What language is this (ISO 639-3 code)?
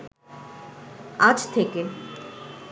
ben